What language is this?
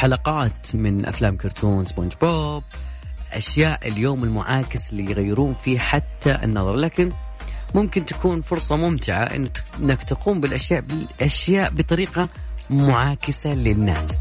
Arabic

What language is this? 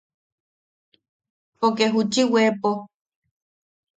Yaqui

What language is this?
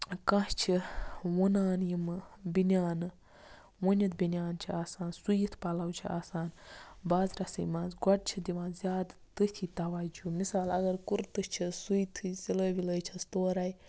Kashmiri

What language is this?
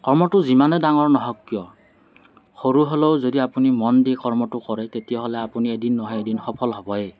Assamese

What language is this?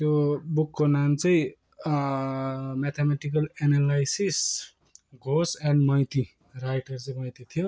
Nepali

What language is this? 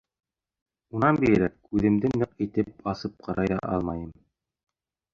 Bashkir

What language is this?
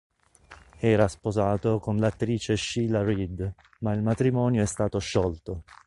Italian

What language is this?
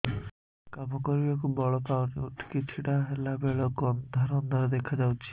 Odia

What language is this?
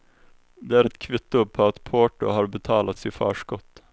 Swedish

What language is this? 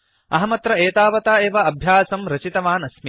Sanskrit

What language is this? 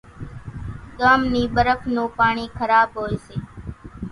Kachi Koli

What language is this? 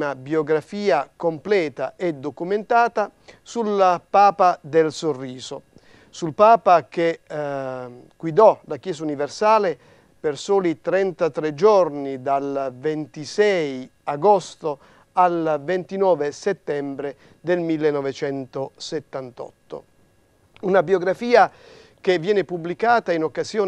Italian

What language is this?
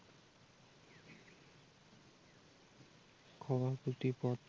Assamese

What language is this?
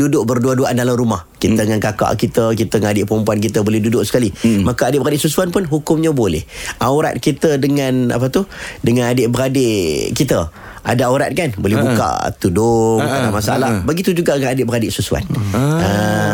Malay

